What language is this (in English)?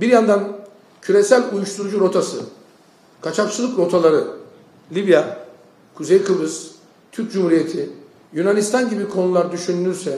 Turkish